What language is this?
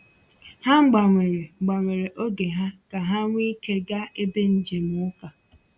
Igbo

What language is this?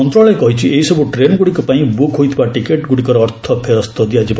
Odia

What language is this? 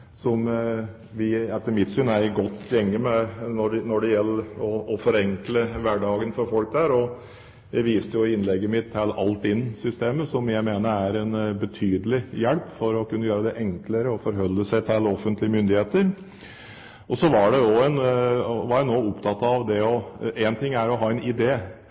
Norwegian Bokmål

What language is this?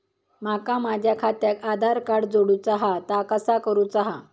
Marathi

